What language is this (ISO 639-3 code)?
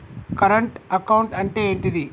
tel